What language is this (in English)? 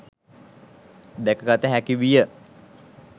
Sinhala